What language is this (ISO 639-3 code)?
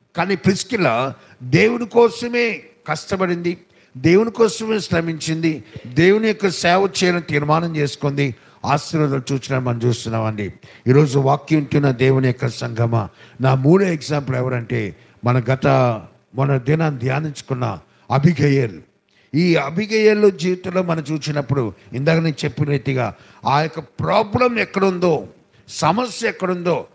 tel